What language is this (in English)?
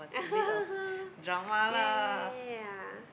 English